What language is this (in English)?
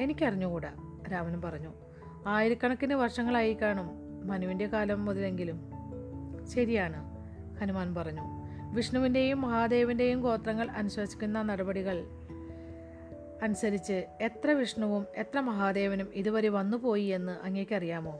Malayalam